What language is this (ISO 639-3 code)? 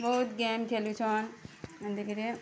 ori